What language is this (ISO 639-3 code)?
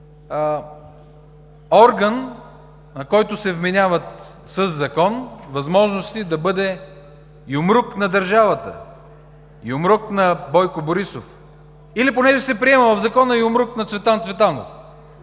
bul